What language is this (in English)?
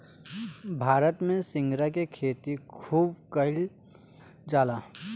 Bhojpuri